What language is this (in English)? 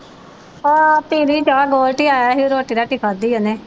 Punjabi